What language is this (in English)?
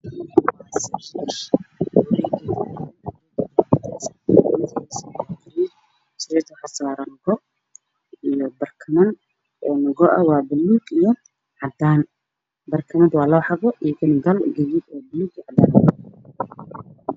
Somali